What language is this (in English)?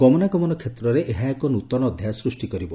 Odia